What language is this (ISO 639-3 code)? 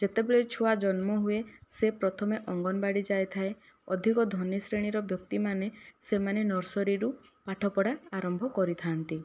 ori